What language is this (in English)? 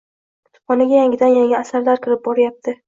Uzbek